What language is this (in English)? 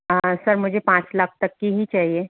Hindi